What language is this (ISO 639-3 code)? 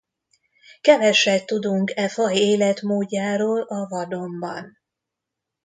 hun